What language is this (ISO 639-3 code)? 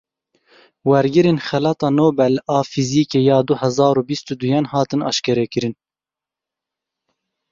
kur